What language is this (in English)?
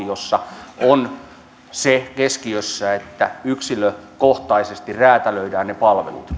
Finnish